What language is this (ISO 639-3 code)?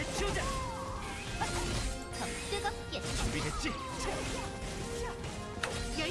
kor